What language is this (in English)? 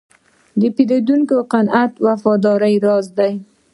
Pashto